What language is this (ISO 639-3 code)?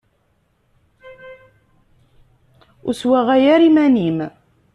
kab